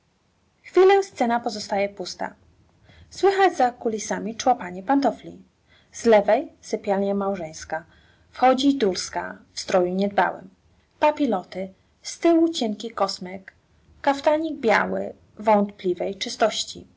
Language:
Polish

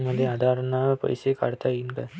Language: Marathi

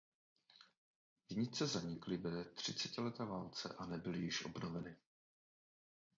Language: Czech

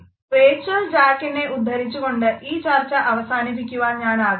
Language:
Malayalam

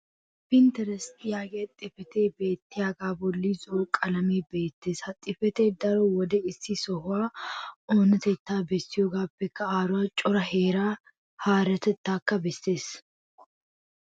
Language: Wolaytta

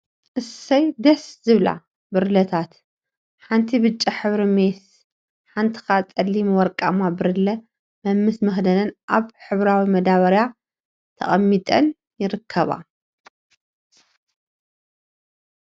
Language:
Tigrinya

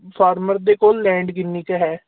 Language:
Punjabi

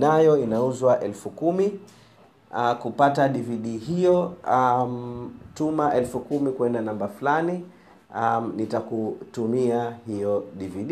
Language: Swahili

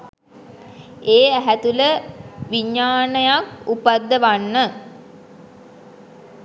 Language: Sinhala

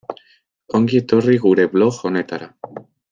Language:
Basque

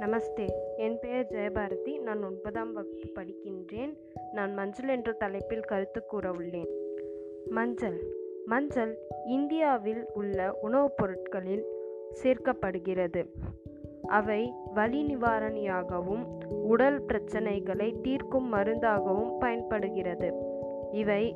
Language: Tamil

